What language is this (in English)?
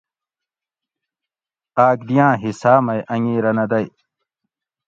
Gawri